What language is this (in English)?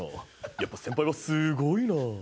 Japanese